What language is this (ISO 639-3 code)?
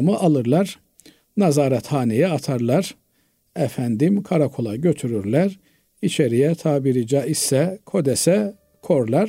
tur